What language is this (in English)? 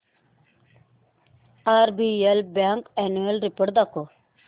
Marathi